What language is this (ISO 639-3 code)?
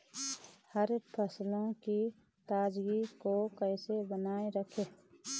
hin